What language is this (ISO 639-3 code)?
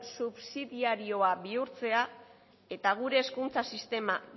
eus